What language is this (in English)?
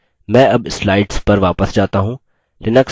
Hindi